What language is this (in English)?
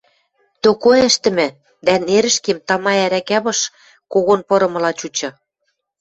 Western Mari